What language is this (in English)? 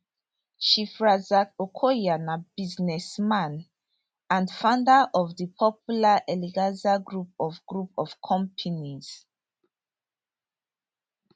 Nigerian Pidgin